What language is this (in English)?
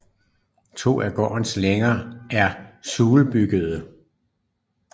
Danish